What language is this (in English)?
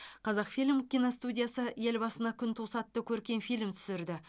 Kazakh